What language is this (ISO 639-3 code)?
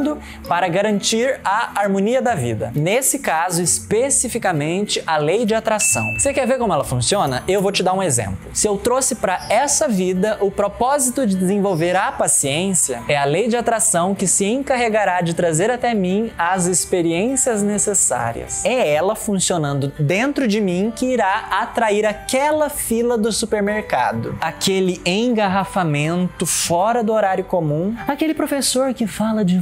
por